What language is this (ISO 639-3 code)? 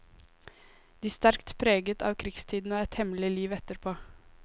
nor